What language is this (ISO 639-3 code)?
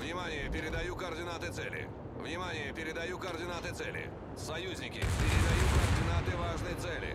kor